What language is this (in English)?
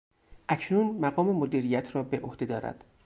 Persian